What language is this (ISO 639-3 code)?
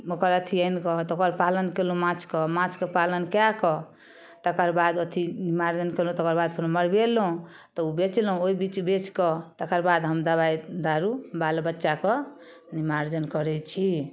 mai